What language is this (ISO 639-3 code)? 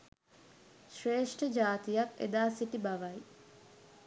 sin